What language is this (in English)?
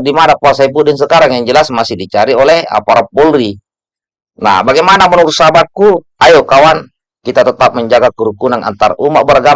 Indonesian